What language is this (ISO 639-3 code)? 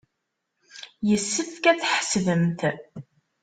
kab